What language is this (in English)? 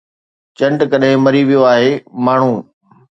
Sindhi